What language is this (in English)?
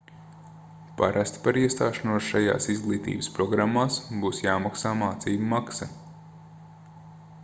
Latvian